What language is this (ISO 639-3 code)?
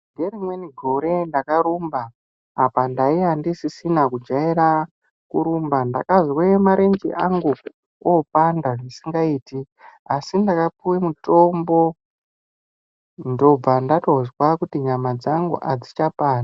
ndc